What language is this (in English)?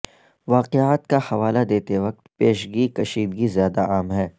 Urdu